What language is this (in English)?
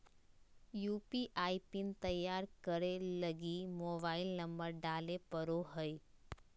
Magahi